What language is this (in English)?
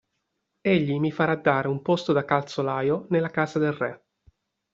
Italian